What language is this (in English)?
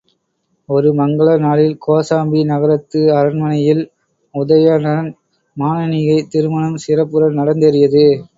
Tamil